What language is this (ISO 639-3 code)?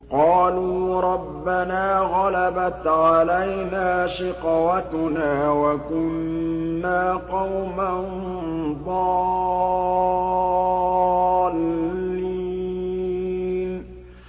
ara